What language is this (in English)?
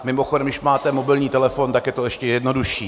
Czech